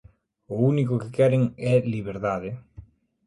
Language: Galician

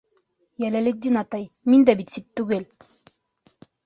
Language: Bashkir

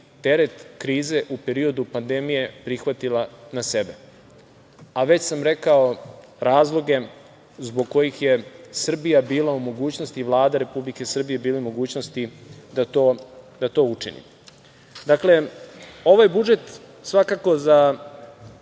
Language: Serbian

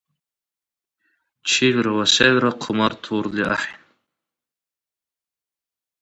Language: Dargwa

